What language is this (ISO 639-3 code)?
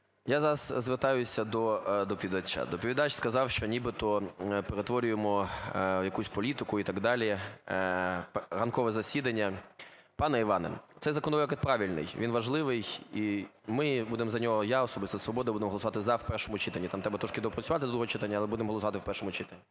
ukr